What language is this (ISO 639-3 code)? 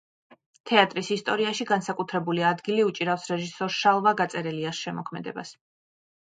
kat